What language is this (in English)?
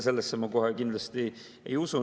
Estonian